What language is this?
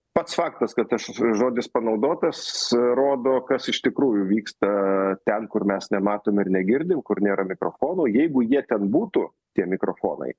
Lithuanian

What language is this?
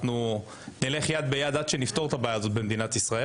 Hebrew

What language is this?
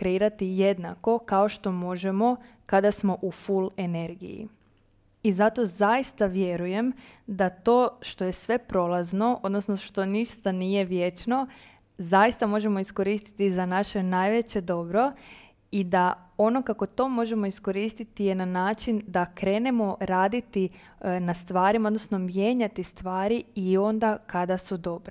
Croatian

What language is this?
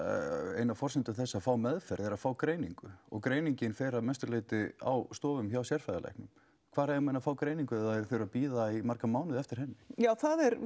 Icelandic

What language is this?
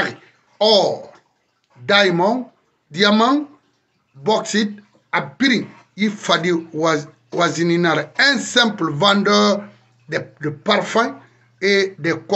French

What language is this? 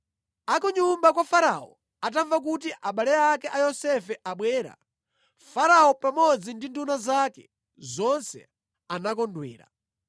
Nyanja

